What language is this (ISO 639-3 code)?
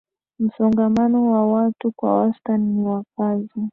swa